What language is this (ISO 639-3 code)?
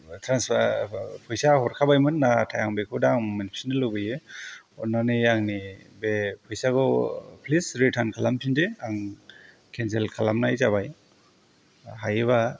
brx